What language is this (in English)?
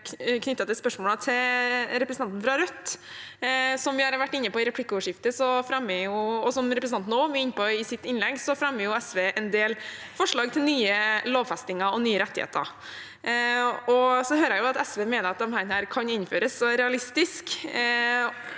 Norwegian